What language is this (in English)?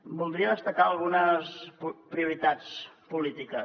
Catalan